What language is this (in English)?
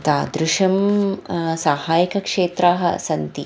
Sanskrit